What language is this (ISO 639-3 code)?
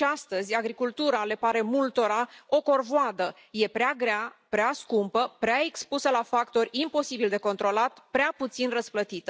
ron